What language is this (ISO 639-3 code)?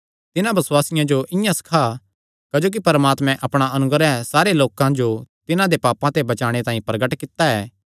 xnr